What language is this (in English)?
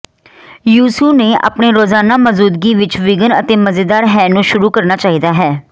Punjabi